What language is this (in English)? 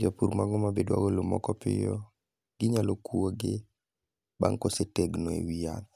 Luo (Kenya and Tanzania)